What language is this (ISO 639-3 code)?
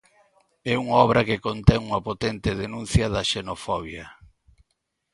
glg